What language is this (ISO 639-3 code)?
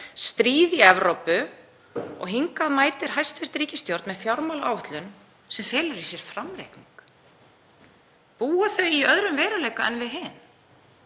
isl